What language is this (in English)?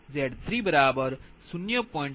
Gujarati